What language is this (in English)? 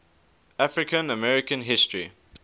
English